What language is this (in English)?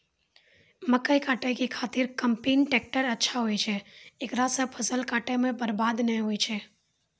Maithili